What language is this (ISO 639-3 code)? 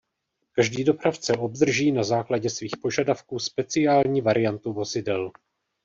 ces